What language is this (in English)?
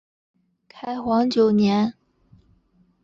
Chinese